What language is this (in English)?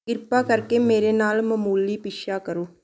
Punjabi